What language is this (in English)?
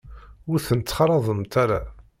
Kabyle